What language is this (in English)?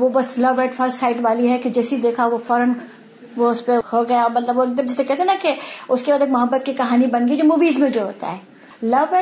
Urdu